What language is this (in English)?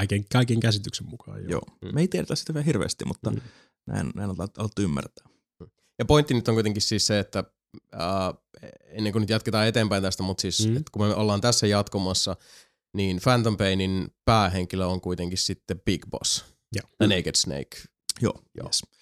Finnish